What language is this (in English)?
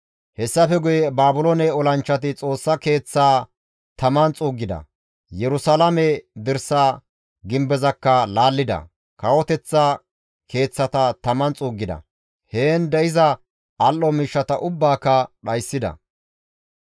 Gamo